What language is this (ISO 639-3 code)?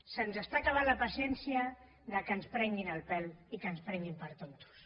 cat